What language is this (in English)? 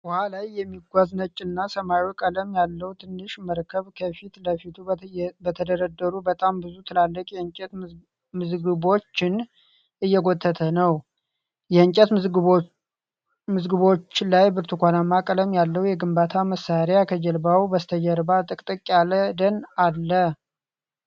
Amharic